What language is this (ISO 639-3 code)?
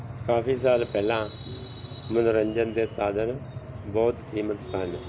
pan